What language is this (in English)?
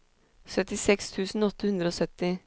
Norwegian